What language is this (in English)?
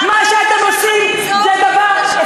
Hebrew